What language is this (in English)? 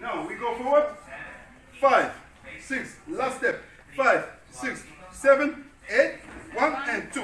English